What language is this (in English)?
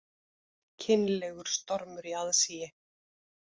Icelandic